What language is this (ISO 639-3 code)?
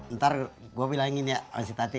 ind